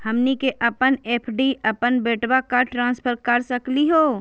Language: Magahi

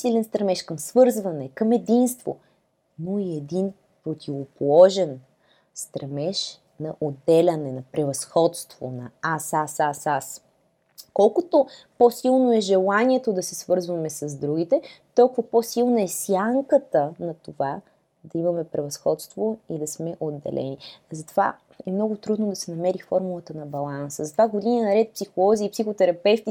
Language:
Bulgarian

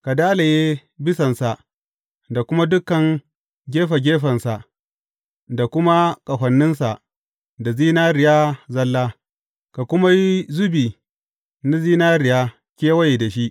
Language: Hausa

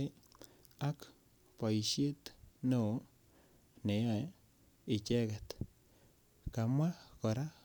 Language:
Kalenjin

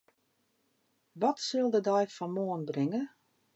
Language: Western Frisian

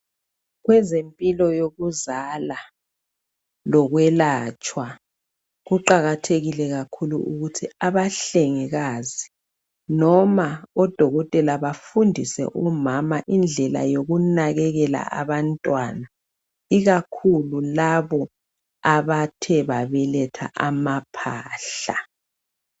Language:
North Ndebele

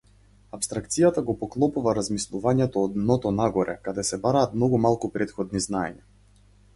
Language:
Macedonian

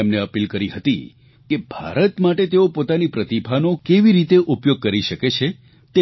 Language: Gujarati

